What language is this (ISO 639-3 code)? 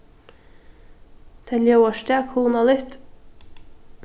fao